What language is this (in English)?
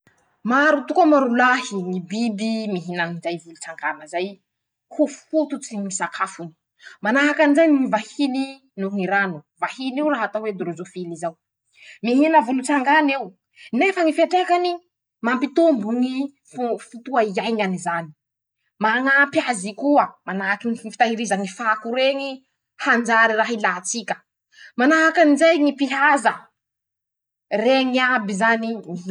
Masikoro Malagasy